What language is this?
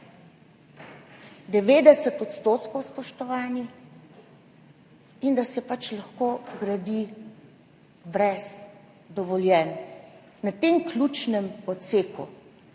Slovenian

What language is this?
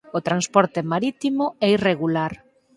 Galician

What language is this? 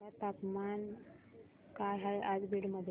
Marathi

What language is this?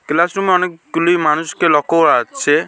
Bangla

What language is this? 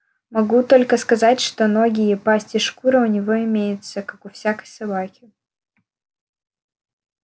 Russian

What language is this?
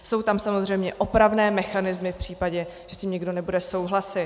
Czech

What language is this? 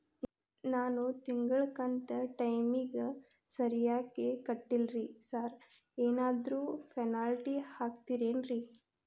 Kannada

